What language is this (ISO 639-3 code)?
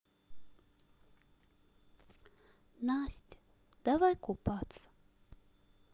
rus